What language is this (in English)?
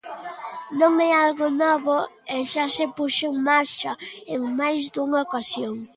Galician